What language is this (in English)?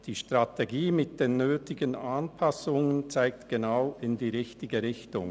Swiss German